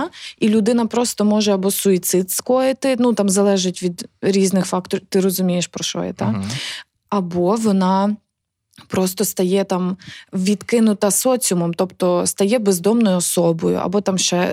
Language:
Ukrainian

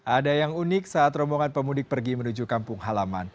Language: Indonesian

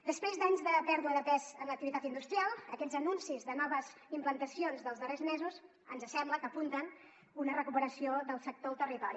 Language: Catalan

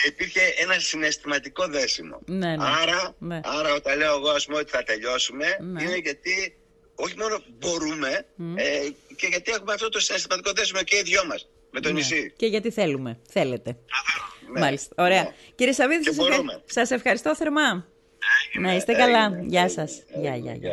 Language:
Greek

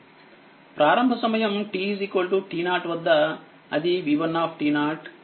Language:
Telugu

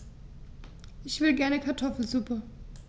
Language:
German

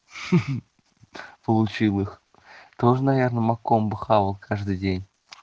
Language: Russian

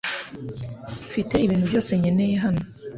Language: Kinyarwanda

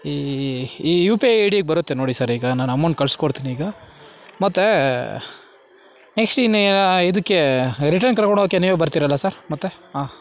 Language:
Kannada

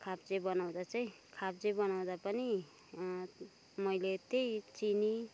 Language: Nepali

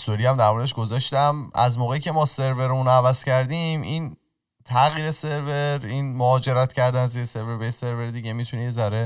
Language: Persian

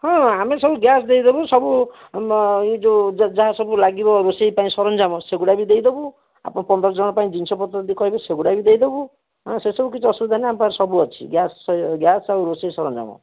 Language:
Odia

